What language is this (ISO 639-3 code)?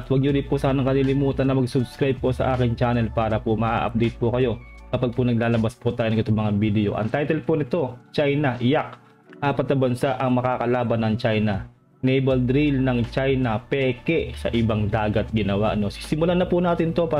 fil